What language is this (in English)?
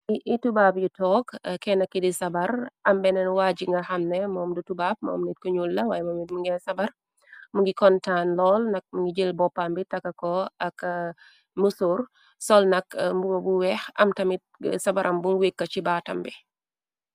Wolof